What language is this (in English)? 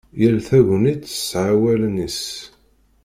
Kabyle